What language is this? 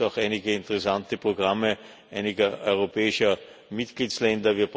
German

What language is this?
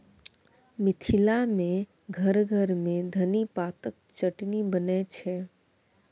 Maithili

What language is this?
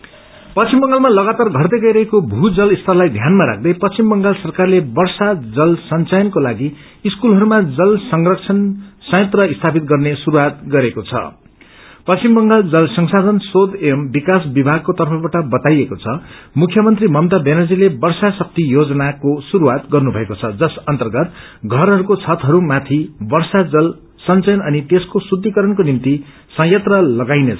Nepali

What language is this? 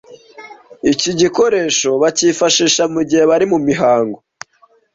Kinyarwanda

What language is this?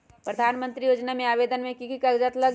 Magahi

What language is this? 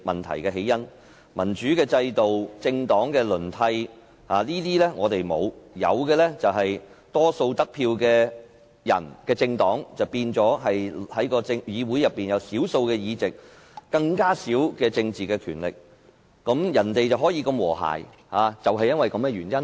Cantonese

